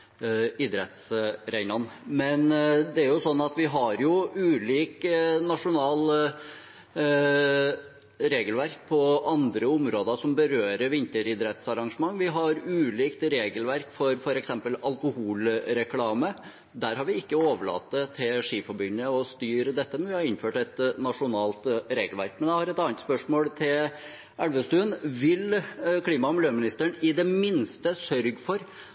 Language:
Norwegian Bokmål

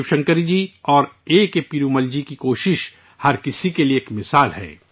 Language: Urdu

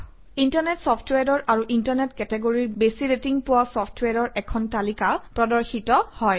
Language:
Assamese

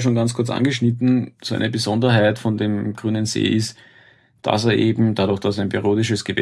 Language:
German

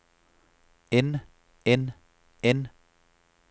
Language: Danish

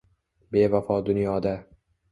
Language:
Uzbek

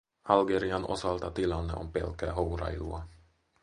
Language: Finnish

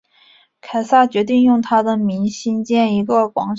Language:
Chinese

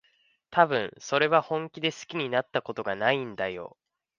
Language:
Japanese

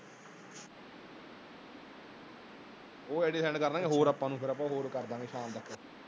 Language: Punjabi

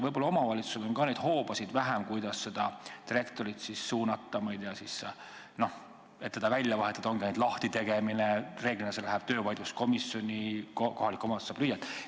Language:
Estonian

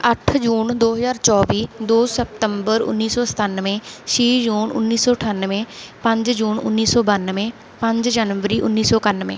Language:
Punjabi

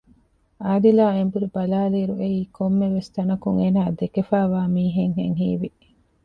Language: Divehi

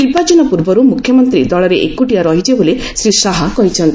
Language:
Odia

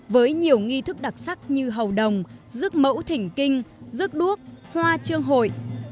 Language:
Vietnamese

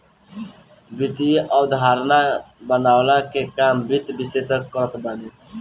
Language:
Bhojpuri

